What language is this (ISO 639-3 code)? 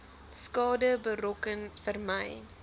afr